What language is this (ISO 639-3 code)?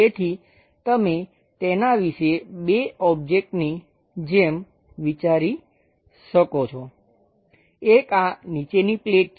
guj